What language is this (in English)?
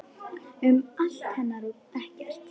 Icelandic